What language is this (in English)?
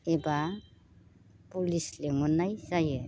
Bodo